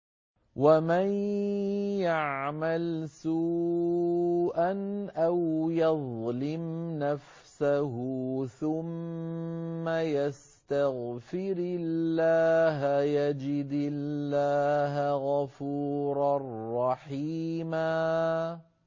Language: Arabic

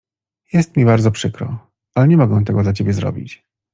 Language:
Polish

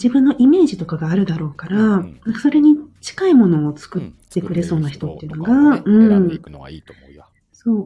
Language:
Japanese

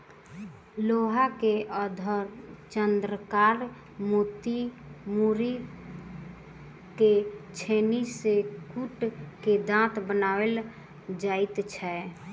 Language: Maithili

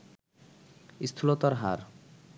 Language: Bangla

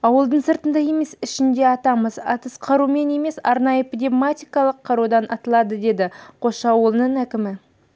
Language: Kazakh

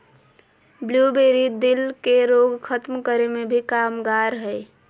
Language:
Magahi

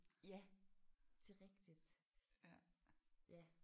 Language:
Danish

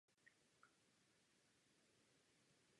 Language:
Czech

